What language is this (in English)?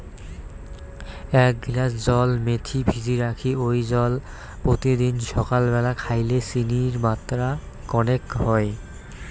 Bangla